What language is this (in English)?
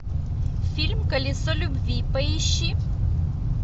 Russian